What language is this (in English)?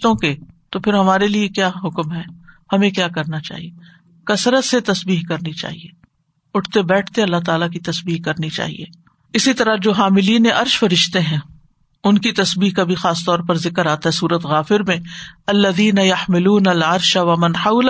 Urdu